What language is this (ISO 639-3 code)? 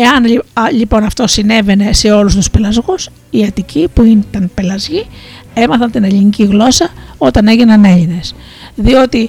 ell